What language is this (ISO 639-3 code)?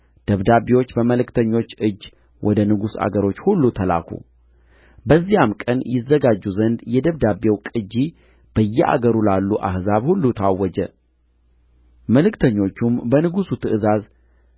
amh